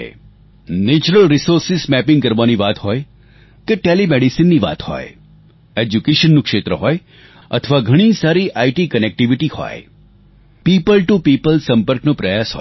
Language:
Gujarati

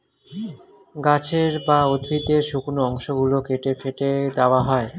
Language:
Bangla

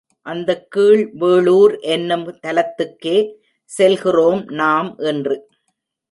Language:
Tamil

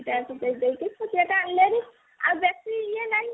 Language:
Odia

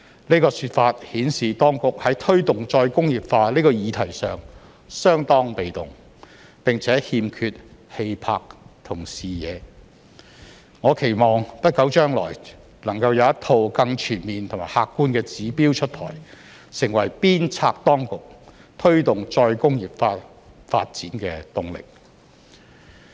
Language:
Cantonese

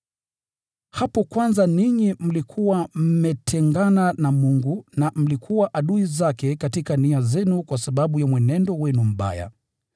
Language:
Swahili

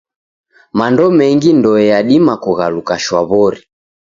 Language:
Taita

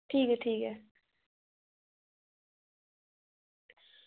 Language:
Dogri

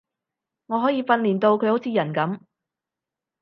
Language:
Cantonese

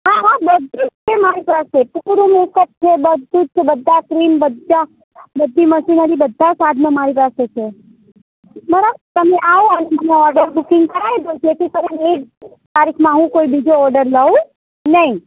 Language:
Gujarati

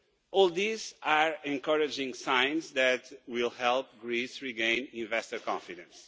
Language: English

